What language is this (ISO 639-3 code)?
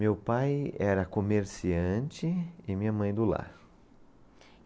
por